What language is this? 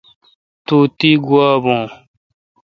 Kalkoti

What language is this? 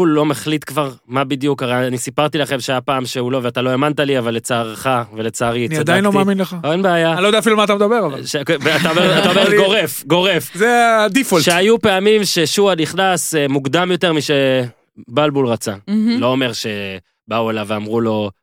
Hebrew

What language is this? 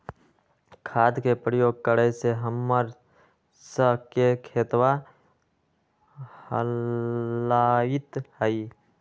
Magahi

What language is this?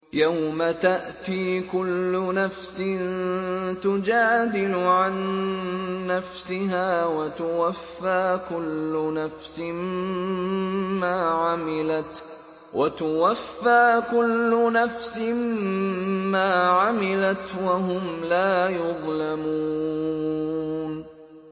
Arabic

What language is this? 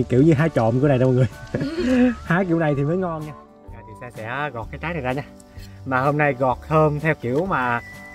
Vietnamese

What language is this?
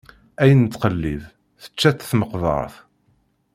Kabyle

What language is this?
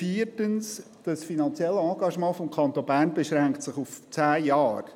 Swiss German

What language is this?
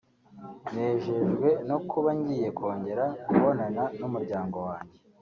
Kinyarwanda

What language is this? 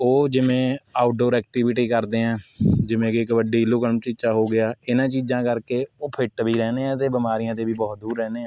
Punjabi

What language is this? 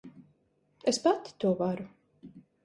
Latvian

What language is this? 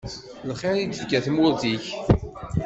Kabyle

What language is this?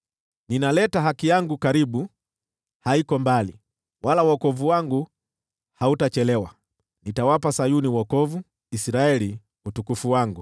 Swahili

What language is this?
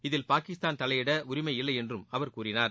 Tamil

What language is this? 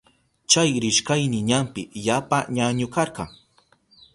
Southern Pastaza Quechua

